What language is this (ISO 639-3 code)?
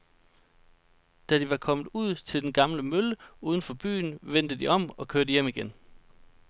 dan